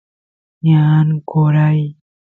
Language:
Santiago del Estero Quichua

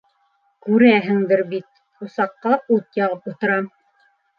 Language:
Bashkir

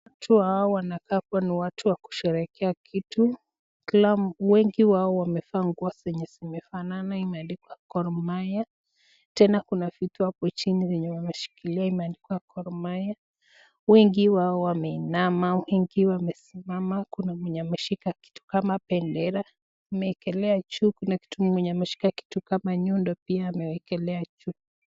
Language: Swahili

